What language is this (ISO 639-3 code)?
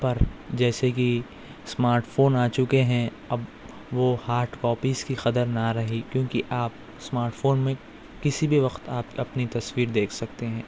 urd